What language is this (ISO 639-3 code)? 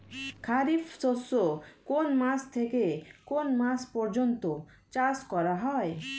ben